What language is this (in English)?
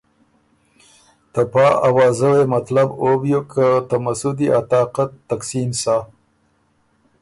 Ormuri